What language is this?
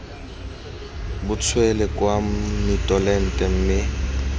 Tswana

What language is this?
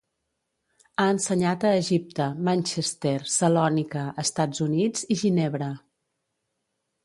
Catalan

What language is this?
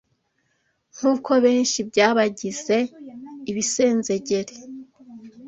Kinyarwanda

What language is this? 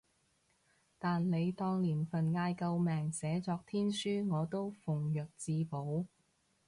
Cantonese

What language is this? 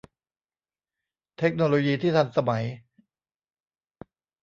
Thai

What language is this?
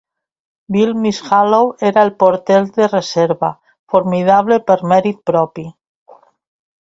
Catalan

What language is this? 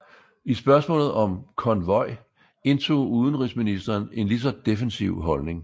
Danish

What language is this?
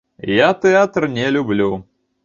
Belarusian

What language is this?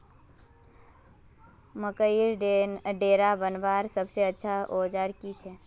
Magahi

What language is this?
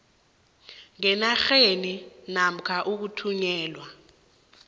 South Ndebele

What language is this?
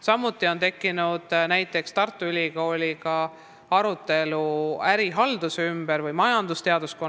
Estonian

